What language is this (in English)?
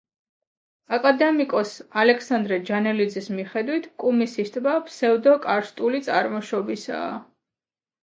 Georgian